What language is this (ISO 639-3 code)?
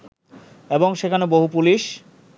ben